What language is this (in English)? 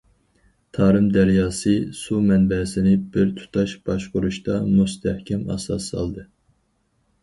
Uyghur